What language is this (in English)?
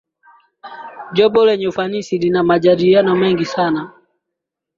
Swahili